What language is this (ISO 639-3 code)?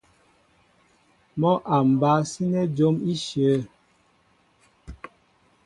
mbo